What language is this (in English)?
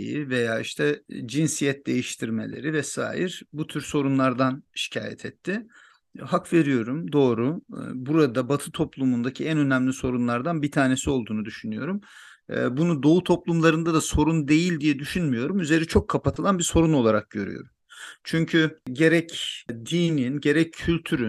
Turkish